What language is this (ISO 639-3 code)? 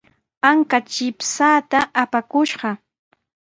qws